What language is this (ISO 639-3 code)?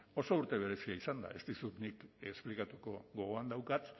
eus